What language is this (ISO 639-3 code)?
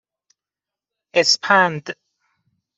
fas